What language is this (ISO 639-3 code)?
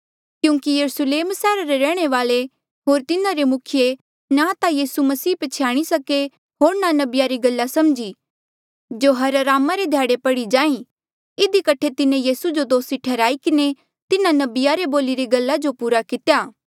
mjl